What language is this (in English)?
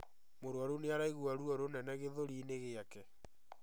Kikuyu